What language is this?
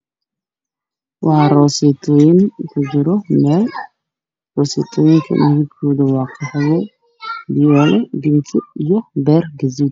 Somali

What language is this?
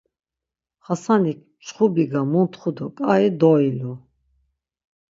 Laz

